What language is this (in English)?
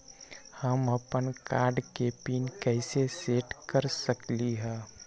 Magahi